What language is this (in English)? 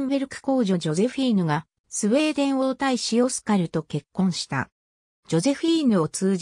Japanese